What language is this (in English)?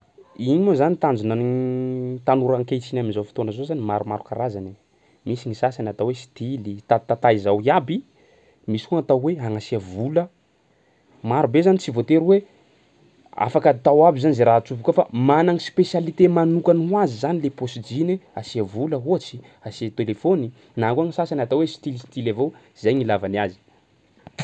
Sakalava Malagasy